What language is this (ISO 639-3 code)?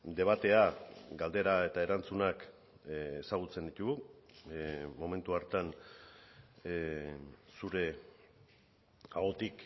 eus